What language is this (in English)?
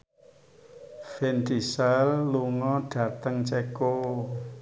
Javanese